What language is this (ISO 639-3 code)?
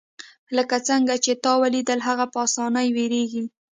pus